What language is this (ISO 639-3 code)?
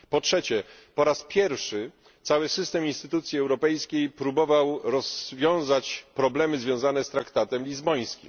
pol